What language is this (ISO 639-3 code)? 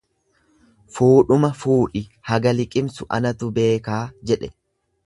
orm